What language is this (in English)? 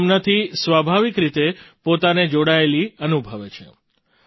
Gujarati